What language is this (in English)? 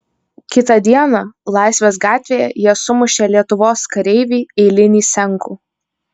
Lithuanian